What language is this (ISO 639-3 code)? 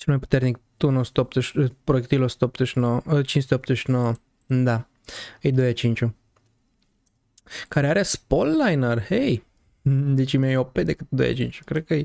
ron